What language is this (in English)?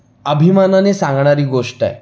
Marathi